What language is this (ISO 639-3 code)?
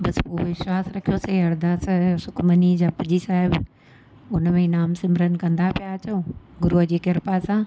snd